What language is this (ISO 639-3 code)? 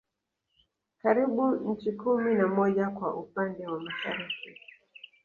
swa